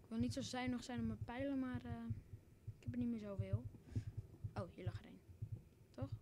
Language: Dutch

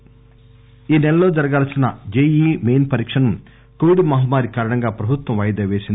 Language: Telugu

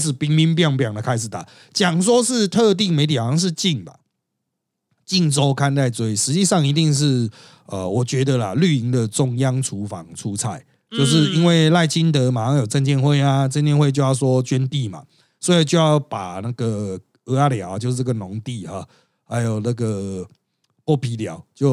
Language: Chinese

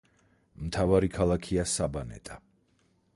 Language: Georgian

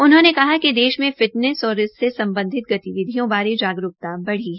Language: Hindi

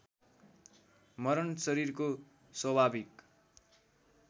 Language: Nepali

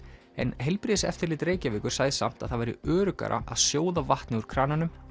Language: Icelandic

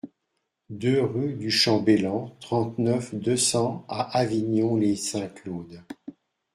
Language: French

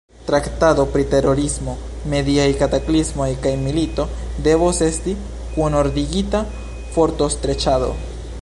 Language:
Esperanto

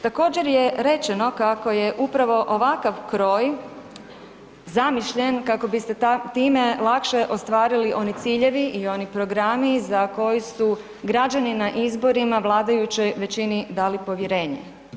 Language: Croatian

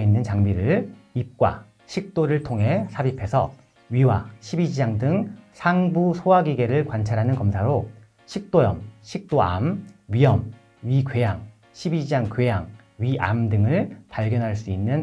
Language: Korean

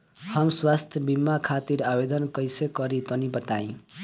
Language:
Bhojpuri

